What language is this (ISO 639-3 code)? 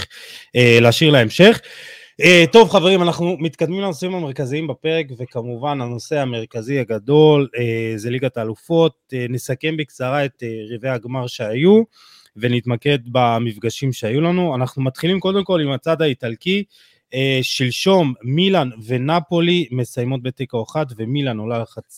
heb